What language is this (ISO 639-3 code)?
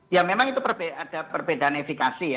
ind